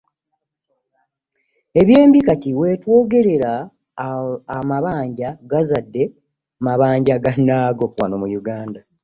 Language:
Ganda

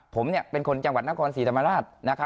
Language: Thai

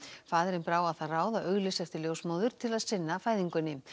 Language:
Icelandic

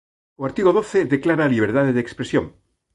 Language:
Galician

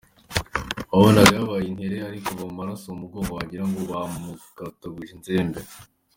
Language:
Kinyarwanda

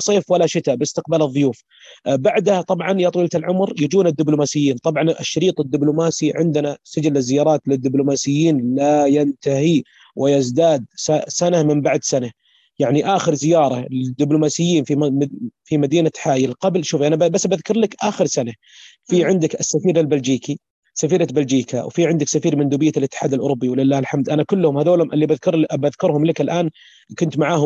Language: Arabic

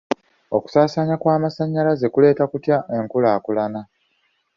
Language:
Ganda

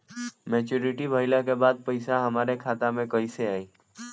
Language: Bhojpuri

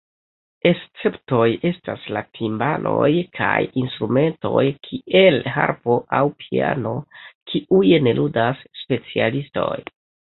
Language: Esperanto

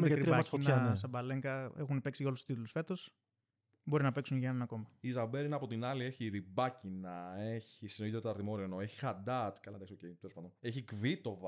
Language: Greek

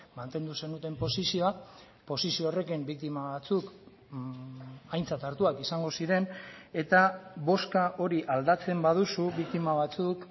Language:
Basque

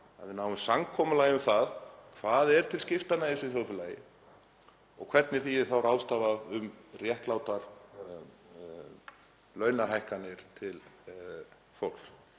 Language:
Icelandic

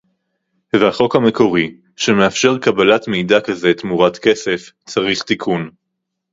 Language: Hebrew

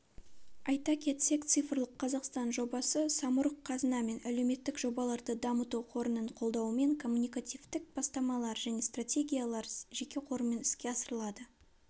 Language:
Kazakh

